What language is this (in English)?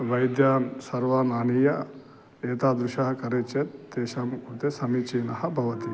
Sanskrit